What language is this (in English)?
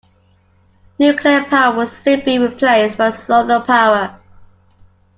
English